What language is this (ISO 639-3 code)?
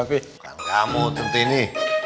ind